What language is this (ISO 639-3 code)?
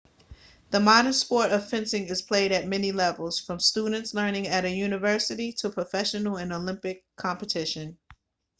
eng